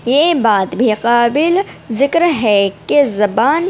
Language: Urdu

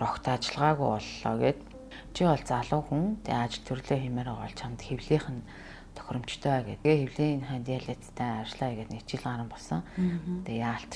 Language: Korean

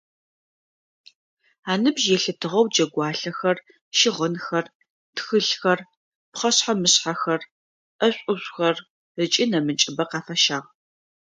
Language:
Adyghe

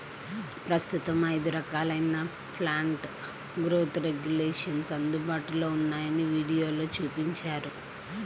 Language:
Telugu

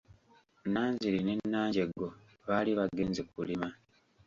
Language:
Ganda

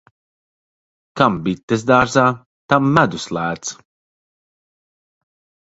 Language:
Latvian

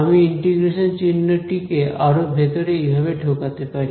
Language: Bangla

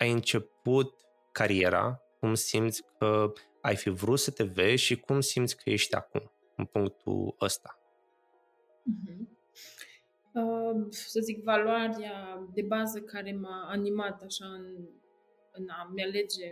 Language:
Romanian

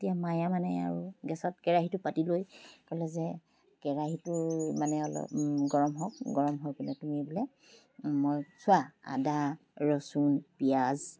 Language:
Assamese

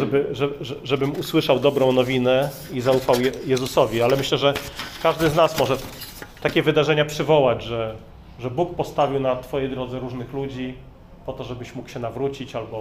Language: Polish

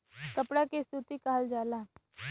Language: Bhojpuri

